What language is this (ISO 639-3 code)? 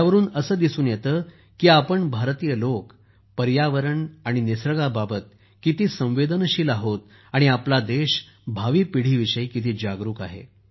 mar